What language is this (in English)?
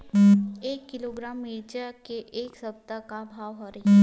Chhattisgarhi